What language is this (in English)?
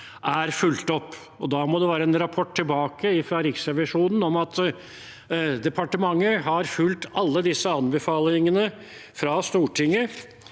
Norwegian